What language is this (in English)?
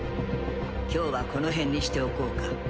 Japanese